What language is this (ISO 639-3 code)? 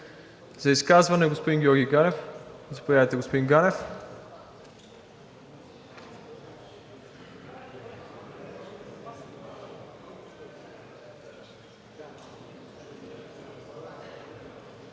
bul